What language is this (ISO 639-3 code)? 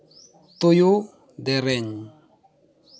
sat